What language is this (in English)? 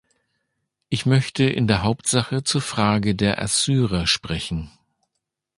German